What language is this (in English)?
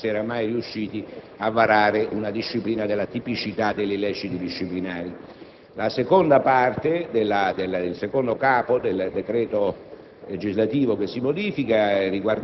Italian